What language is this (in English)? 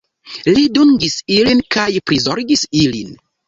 Esperanto